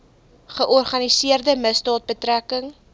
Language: Afrikaans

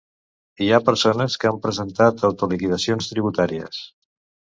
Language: Catalan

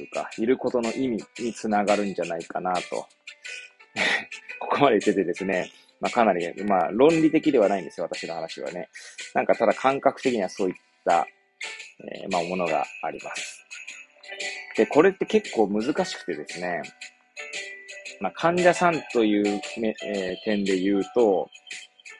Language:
Japanese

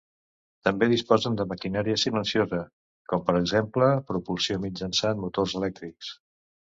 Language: Catalan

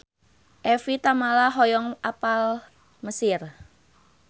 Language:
Sundanese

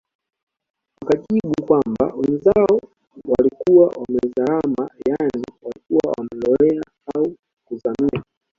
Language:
Swahili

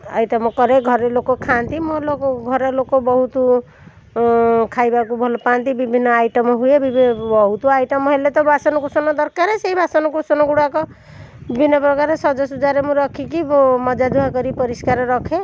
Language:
Odia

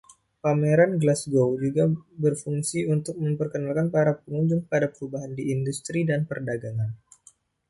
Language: Indonesian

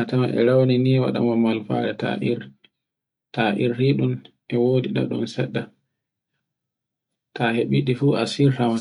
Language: Borgu Fulfulde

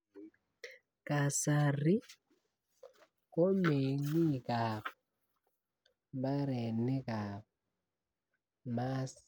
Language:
Kalenjin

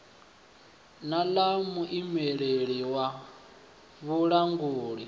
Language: Venda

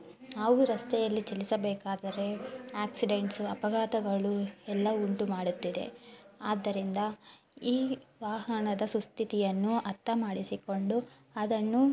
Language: Kannada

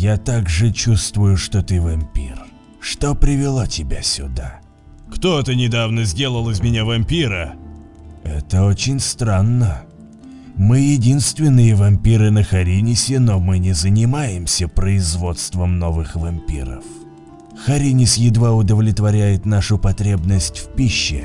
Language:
Russian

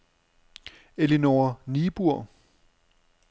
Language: Danish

